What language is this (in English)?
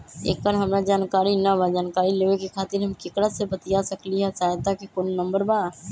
Magahi